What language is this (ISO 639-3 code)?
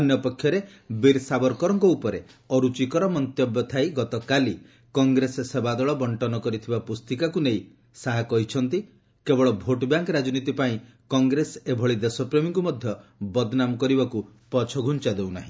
ori